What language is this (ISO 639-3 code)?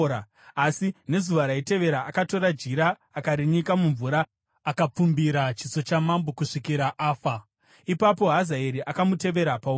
sna